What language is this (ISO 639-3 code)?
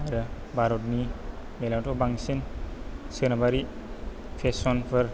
brx